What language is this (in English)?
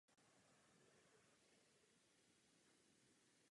Czech